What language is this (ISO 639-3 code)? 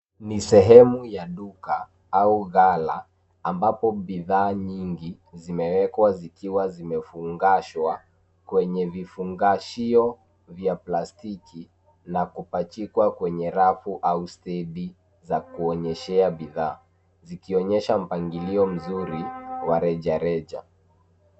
swa